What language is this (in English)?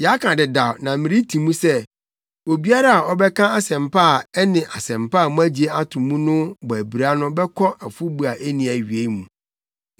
Akan